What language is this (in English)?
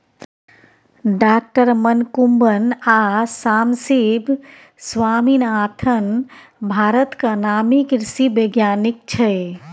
Maithili